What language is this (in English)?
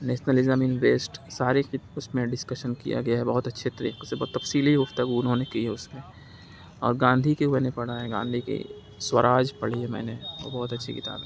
Urdu